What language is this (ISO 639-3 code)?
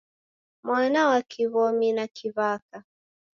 dav